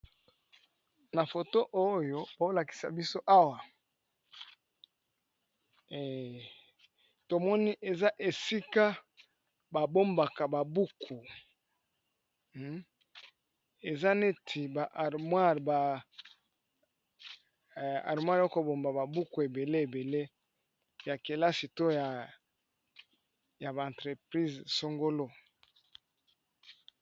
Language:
Lingala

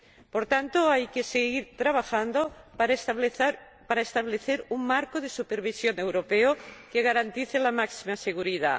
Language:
Spanish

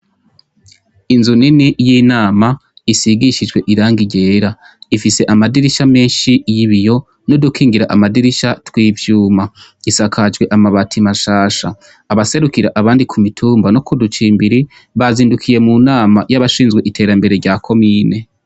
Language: Rundi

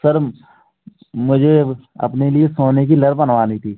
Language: Hindi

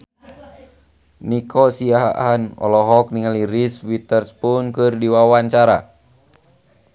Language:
Sundanese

